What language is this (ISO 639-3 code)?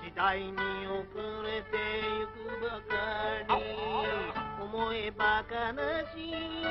jpn